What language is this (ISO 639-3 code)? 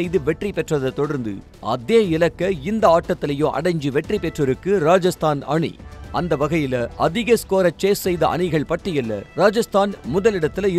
kor